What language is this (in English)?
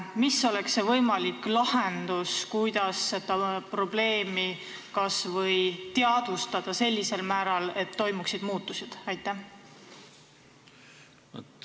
Estonian